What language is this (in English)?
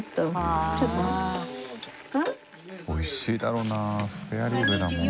Japanese